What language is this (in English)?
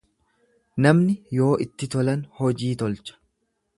Oromo